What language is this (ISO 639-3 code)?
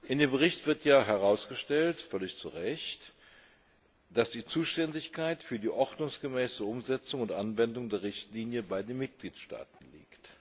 deu